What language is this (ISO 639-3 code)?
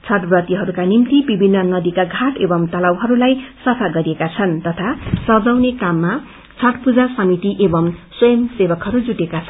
nep